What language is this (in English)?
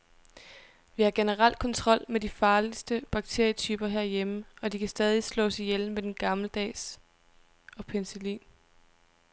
Danish